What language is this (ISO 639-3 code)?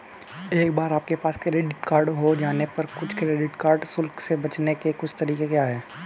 hin